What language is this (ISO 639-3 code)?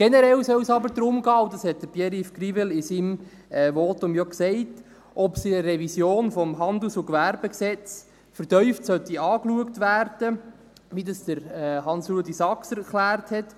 gsw